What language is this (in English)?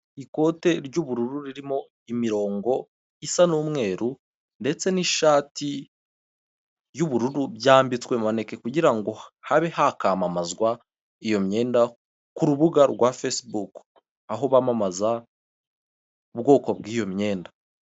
Kinyarwanda